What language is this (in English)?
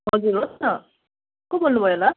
Nepali